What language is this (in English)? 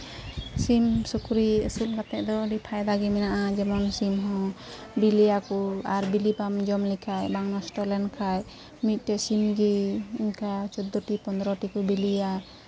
Santali